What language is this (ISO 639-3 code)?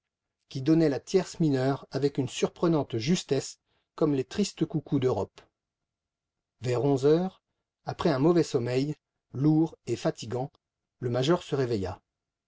fra